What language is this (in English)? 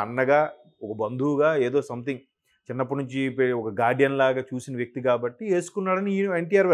Telugu